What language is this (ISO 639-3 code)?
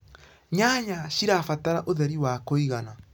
kik